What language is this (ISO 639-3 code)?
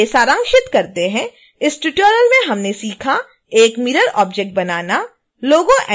hin